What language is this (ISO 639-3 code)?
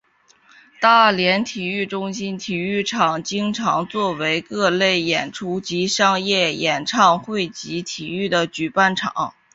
zho